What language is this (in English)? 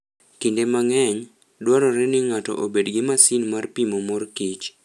Luo (Kenya and Tanzania)